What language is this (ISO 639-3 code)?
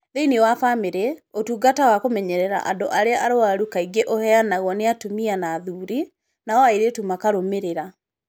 kik